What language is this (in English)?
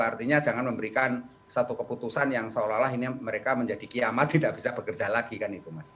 Indonesian